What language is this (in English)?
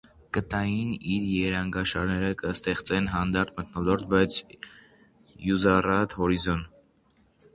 Armenian